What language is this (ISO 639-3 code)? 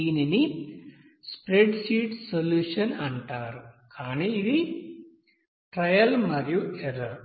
tel